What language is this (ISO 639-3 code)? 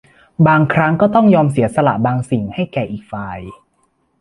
tha